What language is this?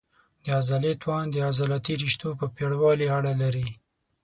Pashto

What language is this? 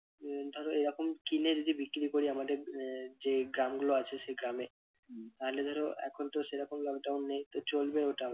Bangla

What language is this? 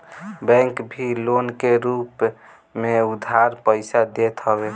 Bhojpuri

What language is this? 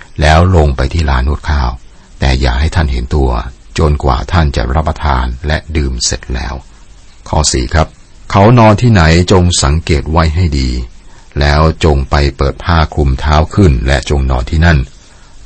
Thai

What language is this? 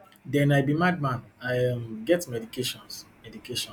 Nigerian Pidgin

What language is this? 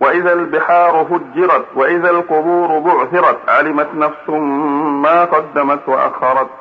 Arabic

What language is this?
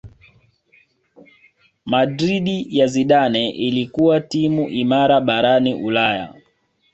Swahili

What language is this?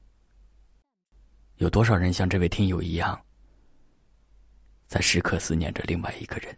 Chinese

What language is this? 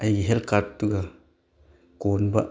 Manipuri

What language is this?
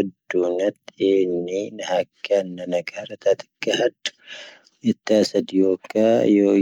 Tahaggart Tamahaq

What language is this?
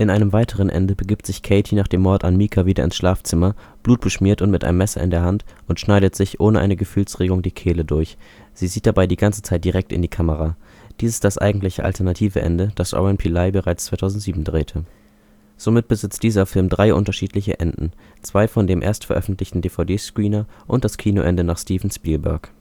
German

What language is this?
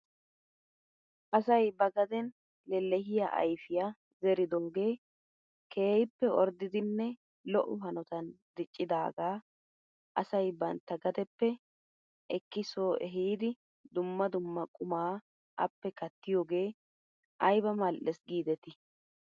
Wolaytta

